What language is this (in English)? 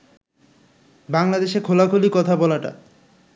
Bangla